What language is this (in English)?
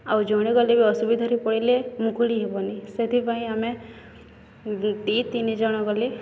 Odia